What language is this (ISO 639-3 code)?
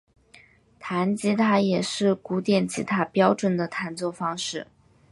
zho